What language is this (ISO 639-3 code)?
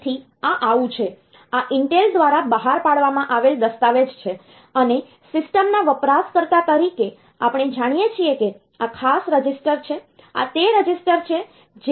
guj